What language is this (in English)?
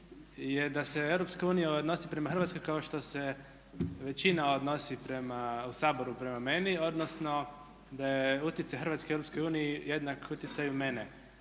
Croatian